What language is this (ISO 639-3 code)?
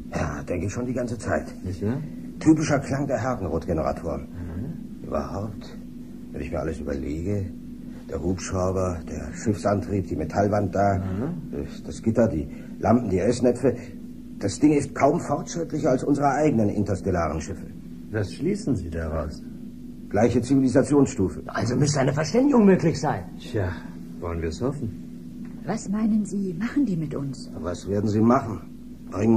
deu